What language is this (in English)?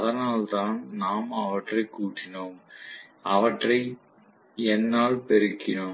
Tamil